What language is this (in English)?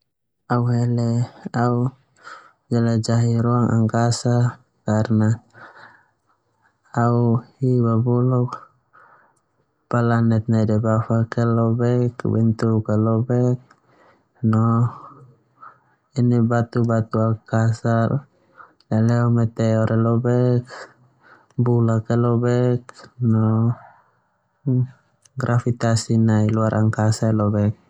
Termanu